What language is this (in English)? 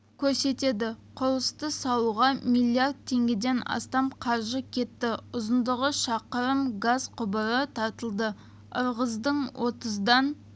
Kazakh